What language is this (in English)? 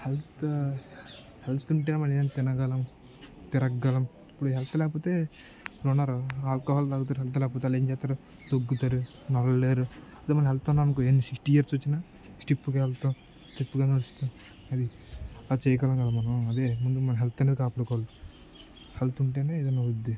Telugu